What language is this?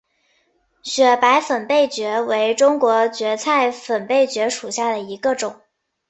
Chinese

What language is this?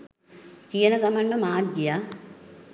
Sinhala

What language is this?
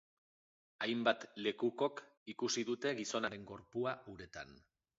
Basque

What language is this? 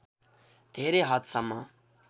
Nepali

